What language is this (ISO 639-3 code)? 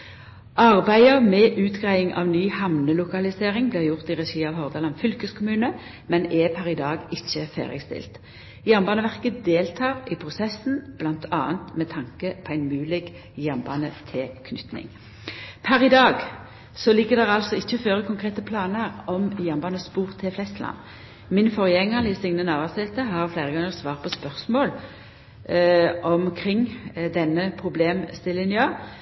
nno